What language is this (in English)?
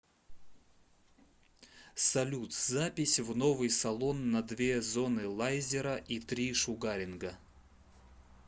Russian